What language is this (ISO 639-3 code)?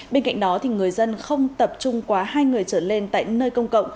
vie